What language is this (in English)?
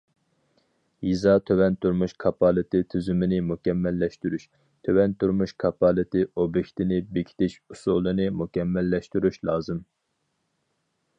Uyghur